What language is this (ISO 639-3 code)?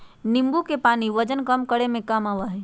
mag